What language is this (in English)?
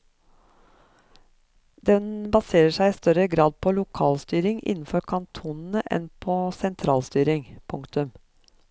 Norwegian